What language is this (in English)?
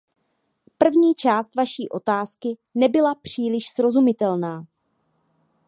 Czech